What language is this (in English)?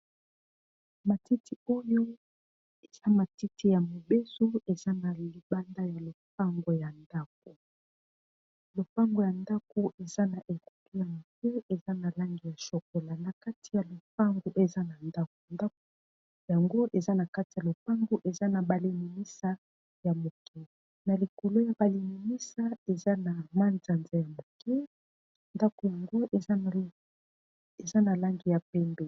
Lingala